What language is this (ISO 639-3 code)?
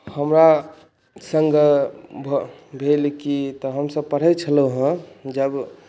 mai